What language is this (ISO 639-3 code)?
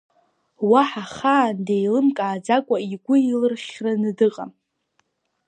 abk